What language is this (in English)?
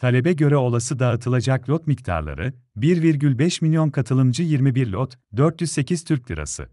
Turkish